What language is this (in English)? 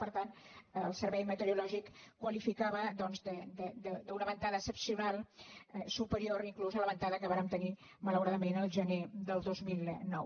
Catalan